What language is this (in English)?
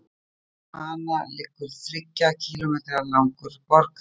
Icelandic